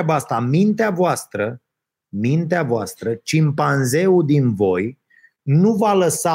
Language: Romanian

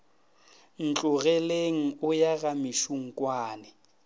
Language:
Northern Sotho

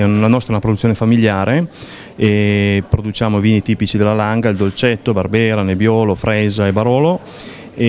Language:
Italian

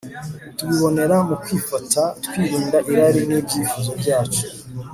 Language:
Kinyarwanda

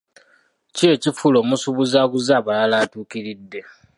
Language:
Ganda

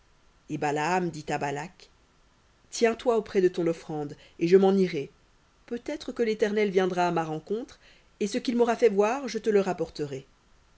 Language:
French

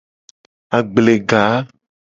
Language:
Gen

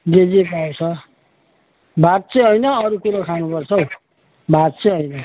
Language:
Nepali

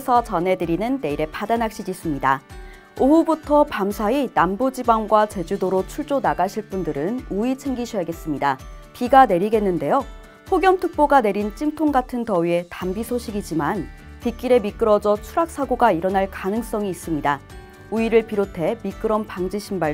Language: Korean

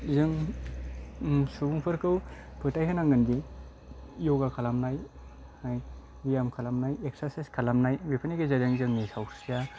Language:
Bodo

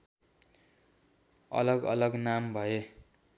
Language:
Nepali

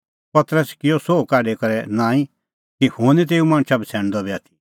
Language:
Kullu Pahari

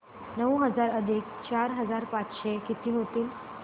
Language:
Marathi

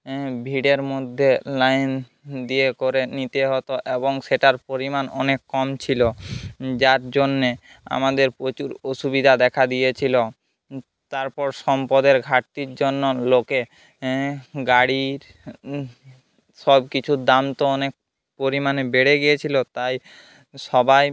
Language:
Bangla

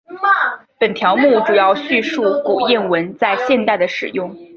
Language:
Chinese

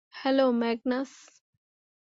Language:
Bangla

